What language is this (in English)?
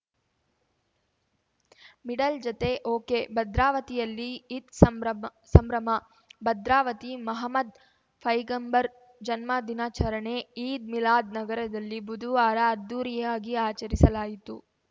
Kannada